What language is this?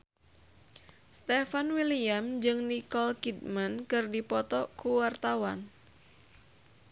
Sundanese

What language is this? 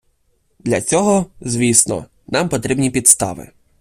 Ukrainian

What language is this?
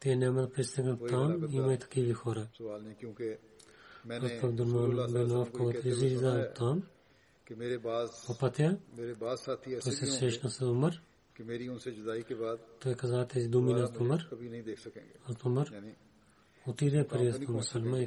Bulgarian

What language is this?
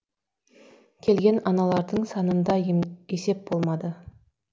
Kazakh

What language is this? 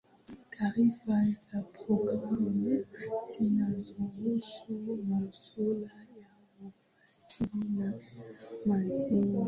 Swahili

